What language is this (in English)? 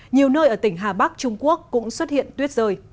Vietnamese